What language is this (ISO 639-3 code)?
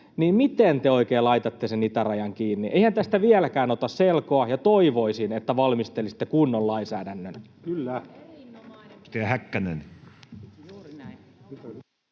fin